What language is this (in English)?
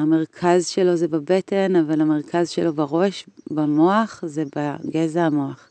Hebrew